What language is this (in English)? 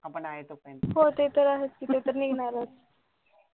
Marathi